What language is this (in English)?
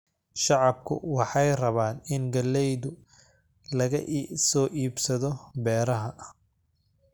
Somali